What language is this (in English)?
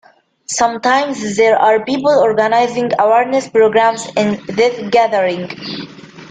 English